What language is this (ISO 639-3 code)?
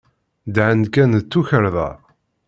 kab